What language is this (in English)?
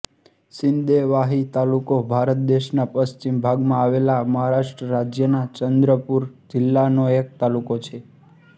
Gujarati